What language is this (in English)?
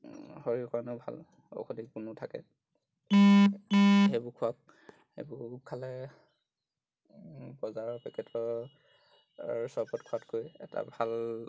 Assamese